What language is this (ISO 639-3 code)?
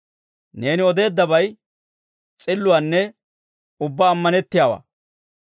dwr